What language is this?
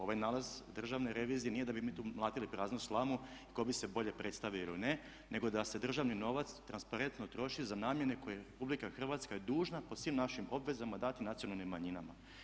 Croatian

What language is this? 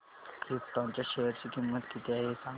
Marathi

